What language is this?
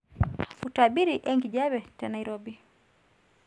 Masai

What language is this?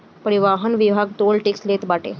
Bhojpuri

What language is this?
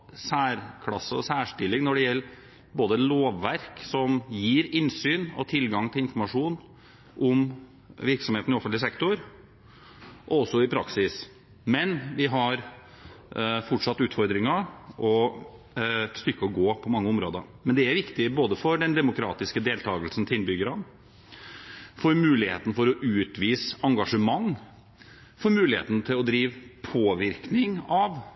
Norwegian Bokmål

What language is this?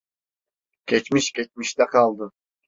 Turkish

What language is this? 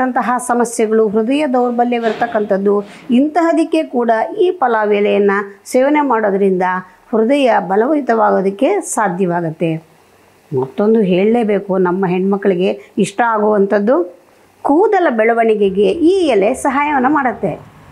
Thai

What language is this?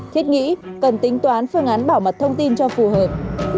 Vietnamese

